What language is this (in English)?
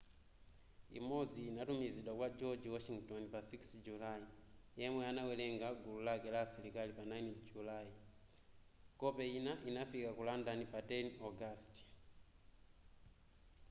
Nyanja